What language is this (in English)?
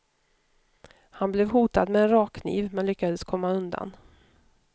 Swedish